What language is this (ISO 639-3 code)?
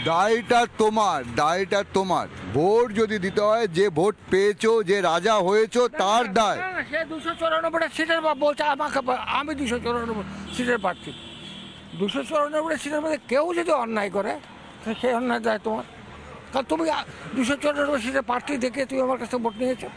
ben